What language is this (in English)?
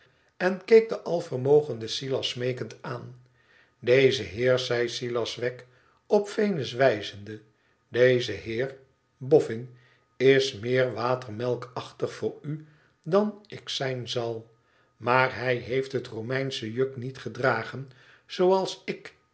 Dutch